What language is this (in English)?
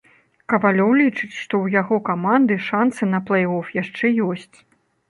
Belarusian